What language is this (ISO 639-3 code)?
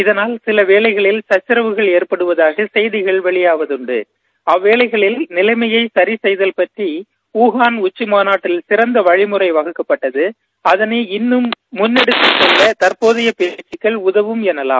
tam